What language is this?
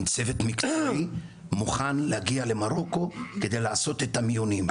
Hebrew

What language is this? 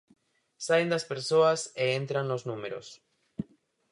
Galician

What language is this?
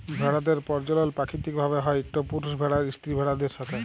Bangla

